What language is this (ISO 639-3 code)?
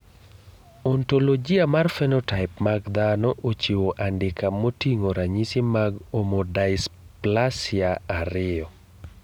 luo